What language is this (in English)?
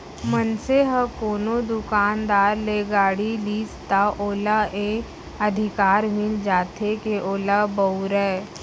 Chhattisgarhi